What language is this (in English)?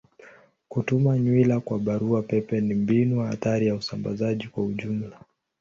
Swahili